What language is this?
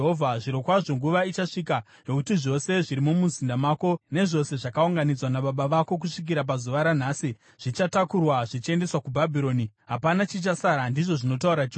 Shona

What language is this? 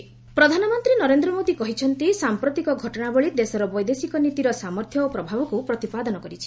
Odia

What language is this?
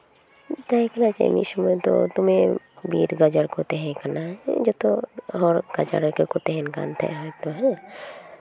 Santali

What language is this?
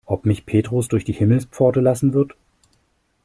German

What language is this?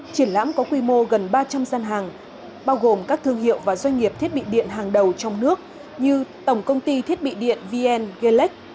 Vietnamese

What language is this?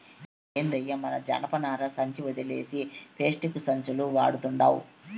Telugu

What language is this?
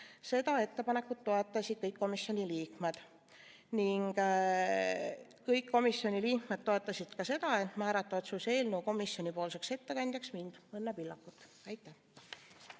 Estonian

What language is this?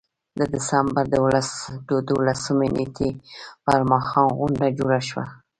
Pashto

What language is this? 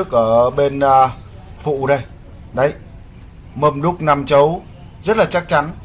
Vietnamese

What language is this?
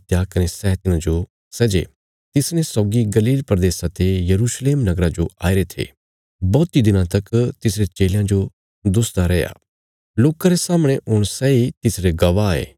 Bilaspuri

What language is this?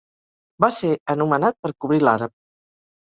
Catalan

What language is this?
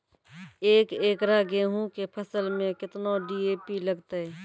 Maithili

